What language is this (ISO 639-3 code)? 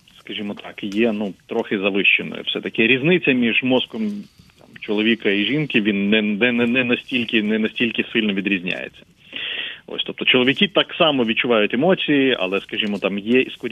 ukr